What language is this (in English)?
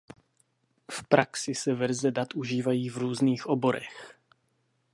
Czech